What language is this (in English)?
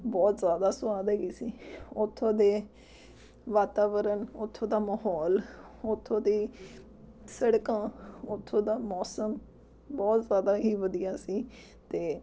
Punjabi